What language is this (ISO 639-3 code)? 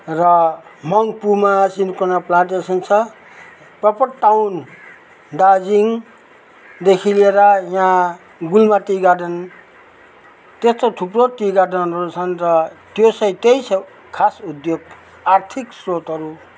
nep